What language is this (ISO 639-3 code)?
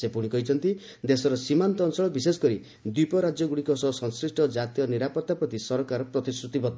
ori